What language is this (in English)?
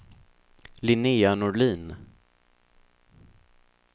Swedish